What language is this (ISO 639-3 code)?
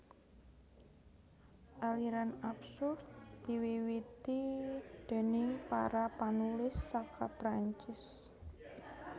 jav